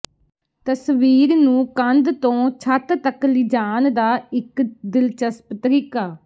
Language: Punjabi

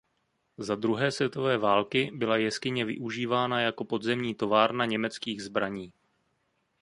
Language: Czech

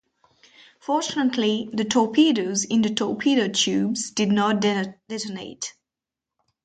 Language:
English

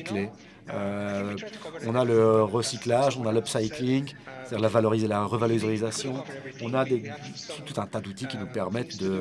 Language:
French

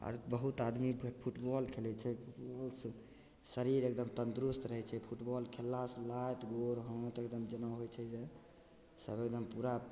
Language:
Maithili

